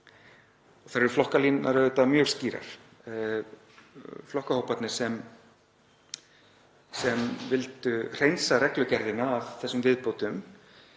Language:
Icelandic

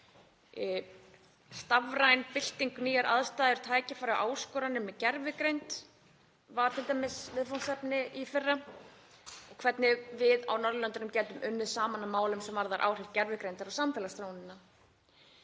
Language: Icelandic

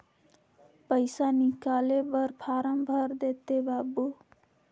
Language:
Chhattisgarhi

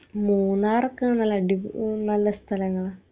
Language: Malayalam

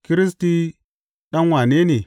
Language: Hausa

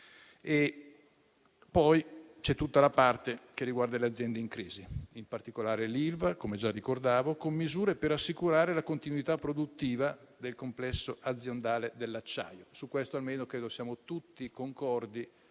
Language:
Italian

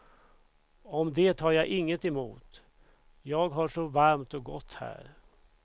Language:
Swedish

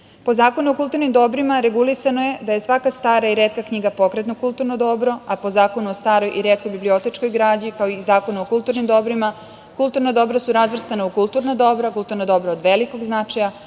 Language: Serbian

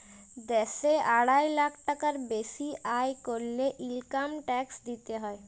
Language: Bangla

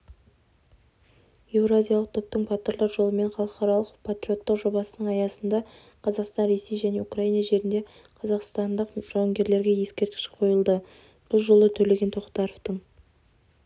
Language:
Kazakh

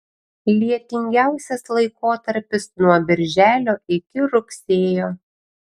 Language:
Lithuanian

